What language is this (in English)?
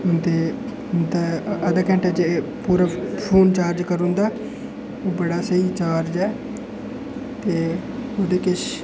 Dogri